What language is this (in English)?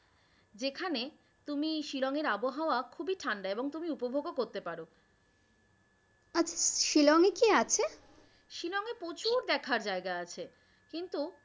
Bangla